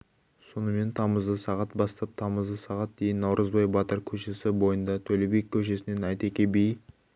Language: Kazakh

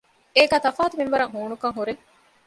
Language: Divehi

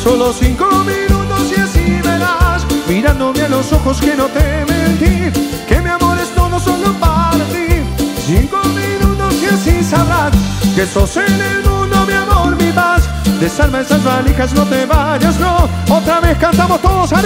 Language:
Spanish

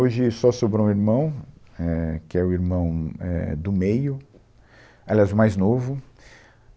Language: Portuguese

